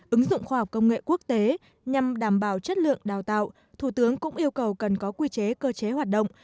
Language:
Vietnamese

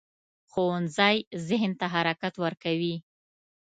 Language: Pashto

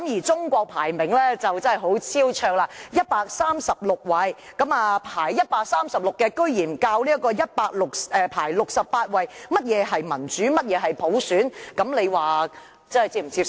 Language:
Cantonese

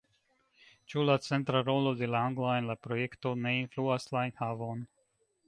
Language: Esperanto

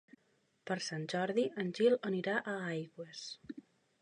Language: Catalan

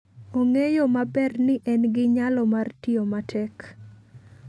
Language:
Luo (Kenya and Tanzania)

